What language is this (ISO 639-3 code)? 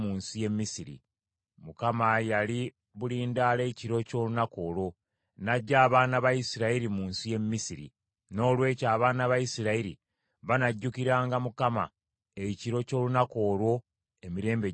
lug